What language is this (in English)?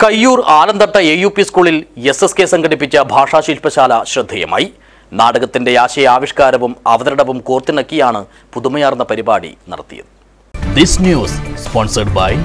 Turkish